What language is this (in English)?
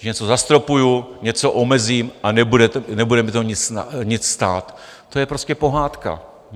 Czech